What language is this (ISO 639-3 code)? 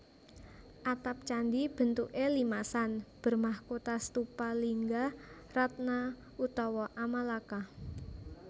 jav